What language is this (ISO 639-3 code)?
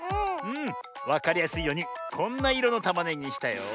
jpn